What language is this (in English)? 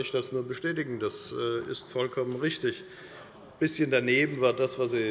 German